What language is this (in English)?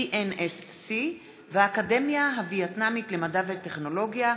Hebrew